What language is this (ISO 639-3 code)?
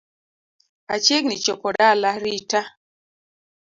luo